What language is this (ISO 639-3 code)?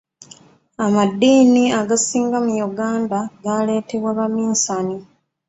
lug